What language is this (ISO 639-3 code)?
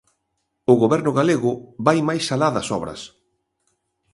glg